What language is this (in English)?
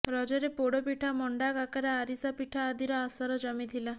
Odia